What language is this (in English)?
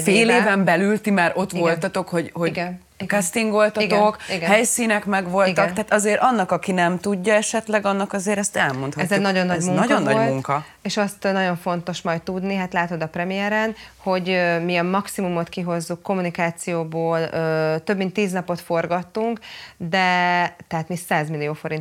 Hungarian